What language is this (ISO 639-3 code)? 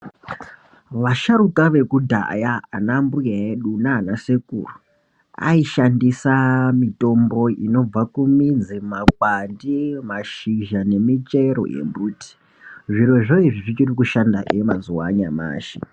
ndc